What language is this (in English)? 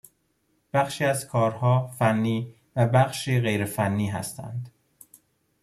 Persian